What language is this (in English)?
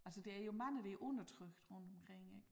Danish